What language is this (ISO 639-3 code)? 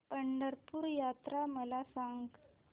mar